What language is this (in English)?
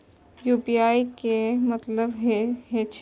Maithili